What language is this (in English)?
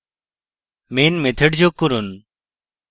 Bangla